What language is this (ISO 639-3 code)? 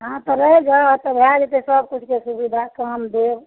mai